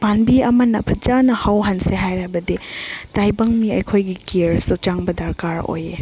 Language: Manipuri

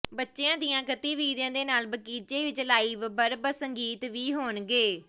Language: Punjabi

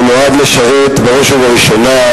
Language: Hebrew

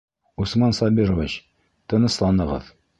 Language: Bashkir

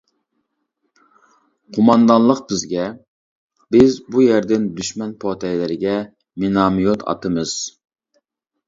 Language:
Uyghur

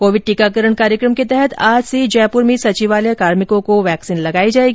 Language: Hindi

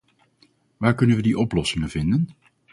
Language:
Dutch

